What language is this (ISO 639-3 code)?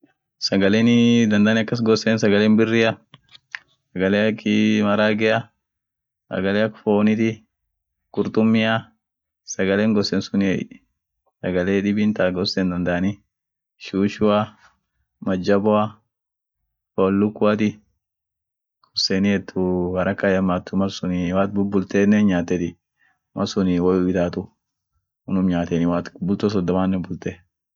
orc